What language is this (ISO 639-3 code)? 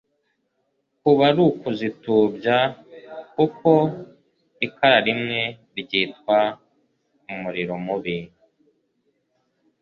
kin